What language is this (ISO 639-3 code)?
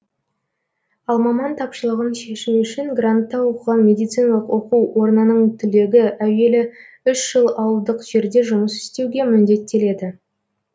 kaz